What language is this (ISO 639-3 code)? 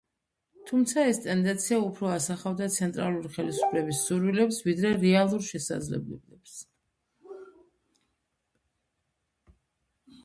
kat